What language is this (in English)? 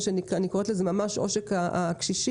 Hebrew